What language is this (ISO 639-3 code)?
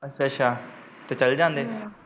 pan